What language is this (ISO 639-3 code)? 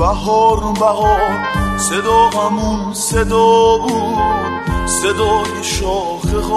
fas